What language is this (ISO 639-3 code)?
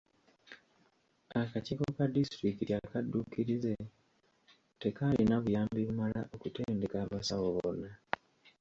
lug